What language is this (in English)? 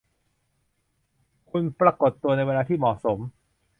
Thai